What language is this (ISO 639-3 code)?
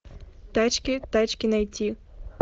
rus